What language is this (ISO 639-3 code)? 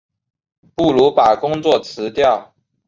zho